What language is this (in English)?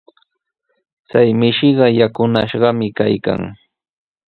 Sihuas Ancash Quechua